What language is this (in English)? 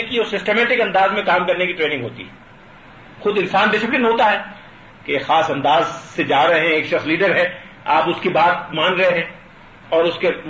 Urdu